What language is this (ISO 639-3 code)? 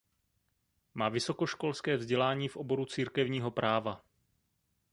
ces